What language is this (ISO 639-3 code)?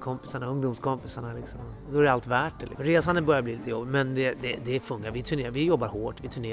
swe